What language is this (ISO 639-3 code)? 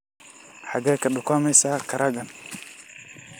som